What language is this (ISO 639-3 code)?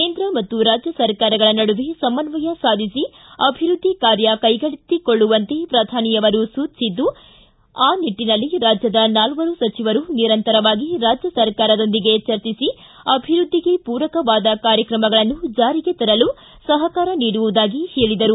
kan